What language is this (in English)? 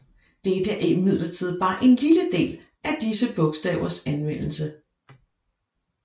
Danish